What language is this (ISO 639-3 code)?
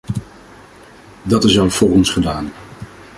nld